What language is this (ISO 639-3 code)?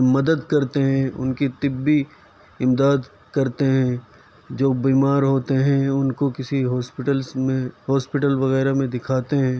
urd